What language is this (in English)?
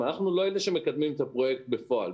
Hebrew